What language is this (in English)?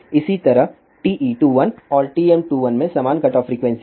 Hindi